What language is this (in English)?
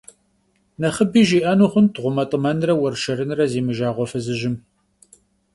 Kabardian